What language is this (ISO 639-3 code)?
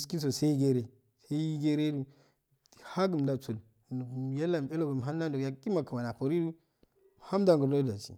aal